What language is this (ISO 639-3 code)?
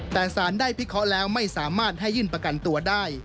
tha